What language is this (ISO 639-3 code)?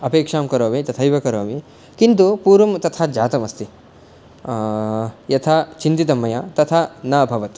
san